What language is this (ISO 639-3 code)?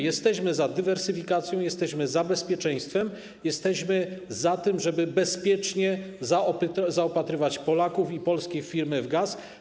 pol